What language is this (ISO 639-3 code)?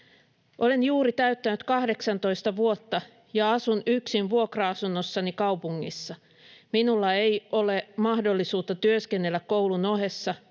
fin